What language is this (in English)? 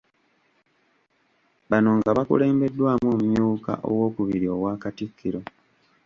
Ganda